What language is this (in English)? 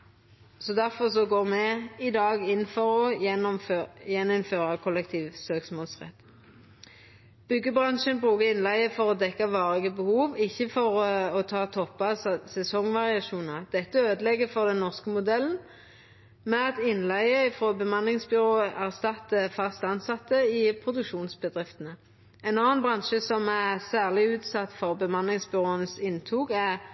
Norwegian Nynorsk